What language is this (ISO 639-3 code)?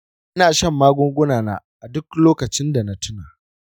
hau